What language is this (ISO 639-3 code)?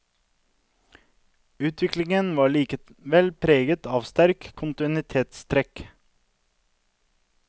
nor